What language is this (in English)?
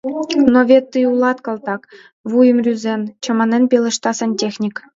Mari